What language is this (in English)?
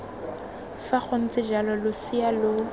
Tswana